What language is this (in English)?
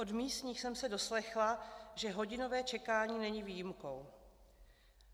Czech